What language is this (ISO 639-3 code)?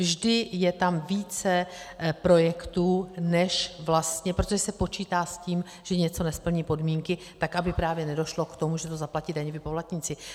ces